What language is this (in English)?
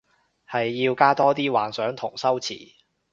Cantonese